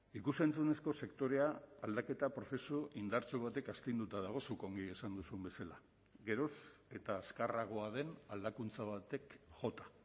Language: Basque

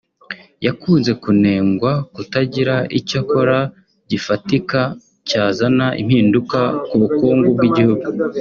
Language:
Kinyarwanda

